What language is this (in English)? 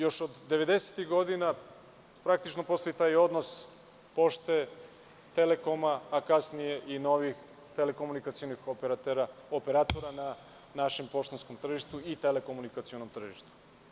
Serbian